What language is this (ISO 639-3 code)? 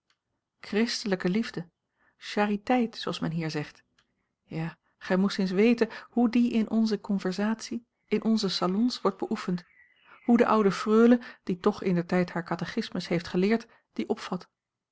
nld